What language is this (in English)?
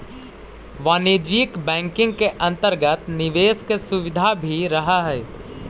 Magahi